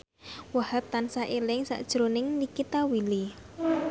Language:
Javanese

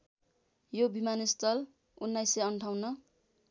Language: Nepali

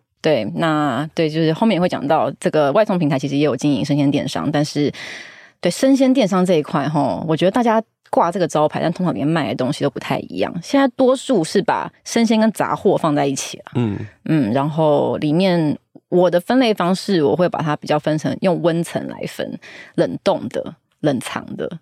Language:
Chinese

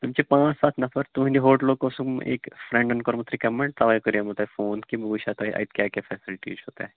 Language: Kashmiri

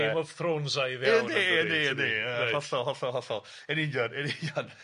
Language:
Welsh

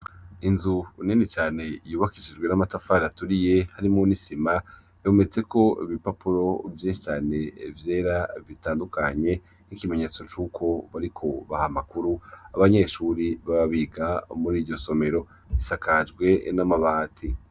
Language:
Rundi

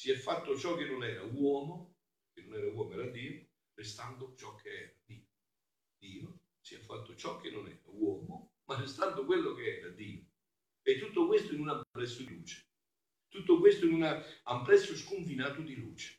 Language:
Italian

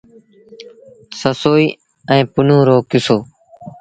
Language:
Sindhi Bhil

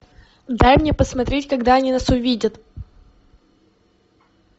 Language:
Russian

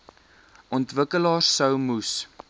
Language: Afrikaans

